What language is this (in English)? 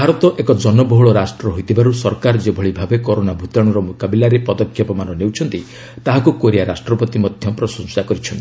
Odia